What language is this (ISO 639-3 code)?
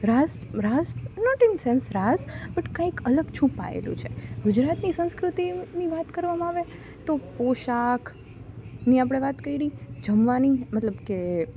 guj